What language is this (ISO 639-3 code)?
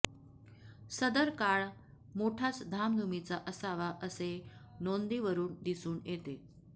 mar